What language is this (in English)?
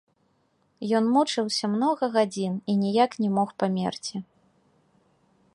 Belarusian